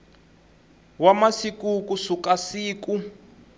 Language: Tsonga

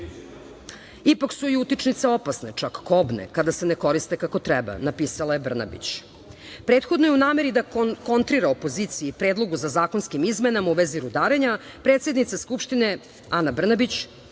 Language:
Serbian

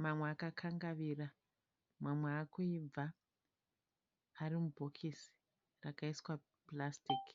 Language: Shona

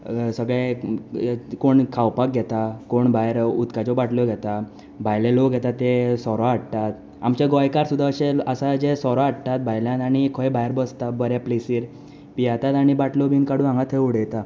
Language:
Konkani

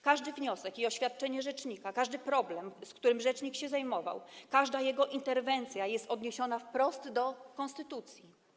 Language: Polish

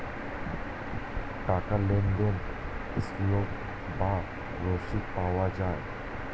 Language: Bangla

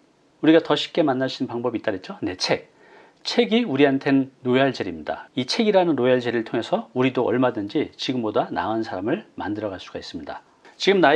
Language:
Korean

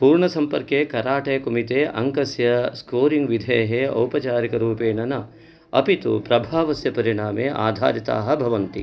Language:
Sanskrit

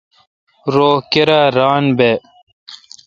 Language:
Kalkoti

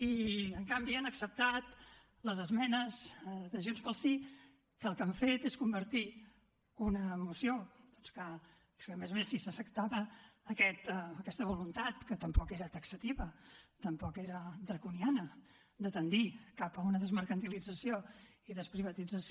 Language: Catalan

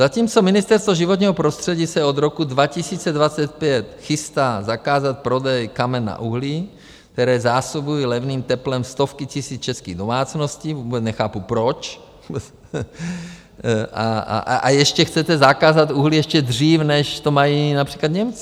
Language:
Czech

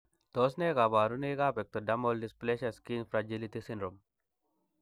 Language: Kalenjin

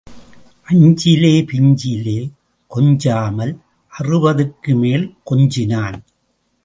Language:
Tamil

